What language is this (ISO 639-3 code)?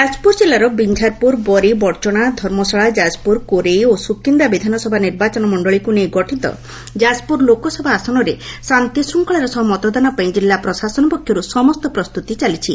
ori